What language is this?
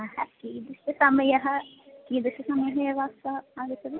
Sanskrit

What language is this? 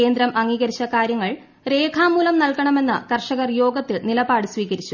Malayalam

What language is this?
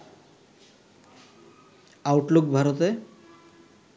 Bangla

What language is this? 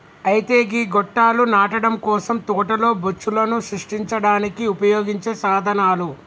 Telugu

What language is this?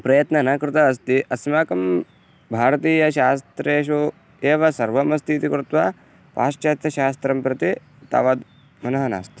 Sanskrit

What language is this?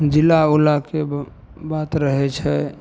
Maithili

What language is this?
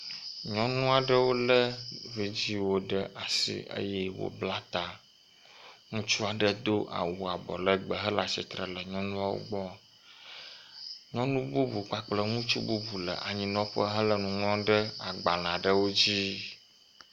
Ewe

